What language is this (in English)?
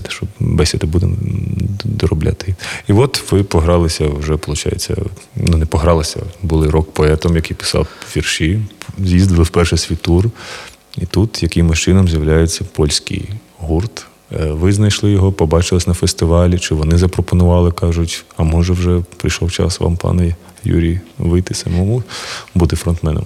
Ukrainian